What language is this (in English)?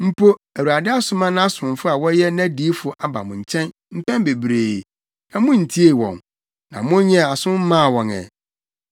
Akan